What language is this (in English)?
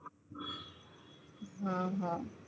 Gujarati